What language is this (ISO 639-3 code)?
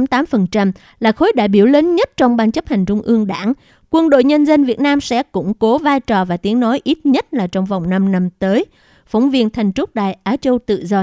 vie